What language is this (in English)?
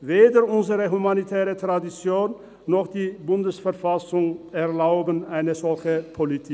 Swiss German